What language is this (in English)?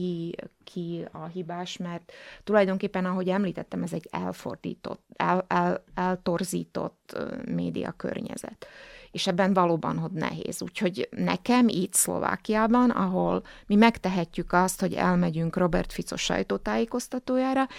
Hungarian